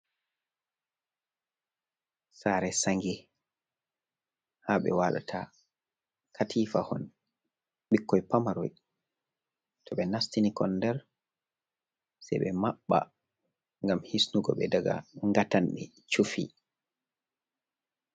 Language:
Fula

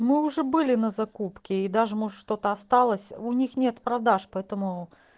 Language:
Russian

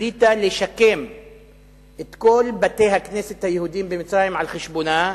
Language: Hebrew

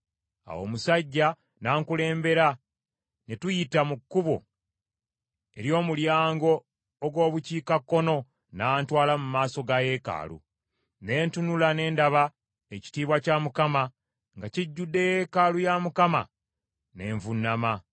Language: Ganda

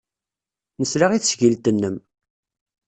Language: Kabyle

